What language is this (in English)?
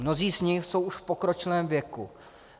Czech